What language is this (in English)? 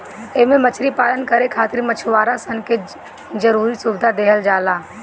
Bhojpuri